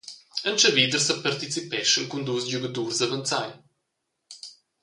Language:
Romansh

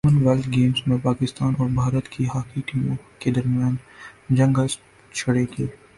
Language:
Urdu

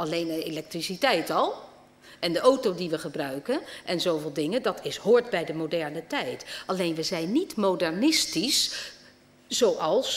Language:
Dutch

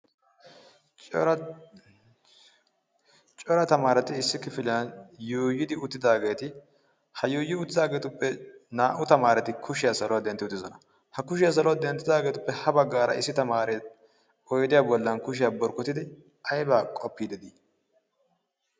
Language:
Wolaytta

